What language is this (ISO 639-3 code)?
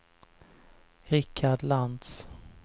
swe